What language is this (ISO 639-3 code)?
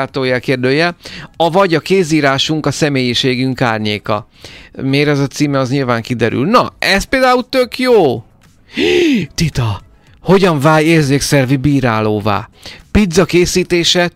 hun